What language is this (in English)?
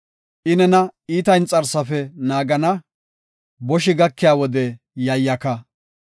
Gofa